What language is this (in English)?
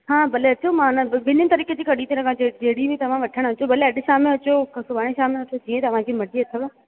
Sindhi